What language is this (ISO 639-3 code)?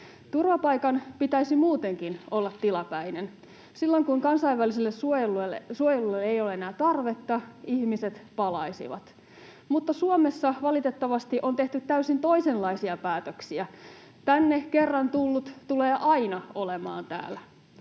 fin